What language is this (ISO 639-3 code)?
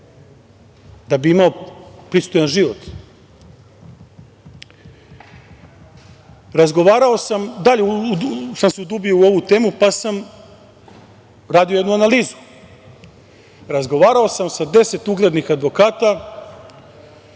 srp